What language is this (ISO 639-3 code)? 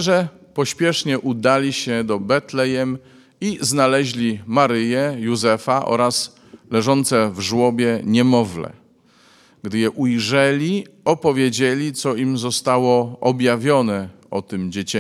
pol